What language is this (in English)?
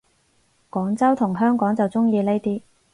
Cantonese